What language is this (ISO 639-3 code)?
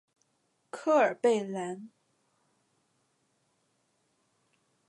zho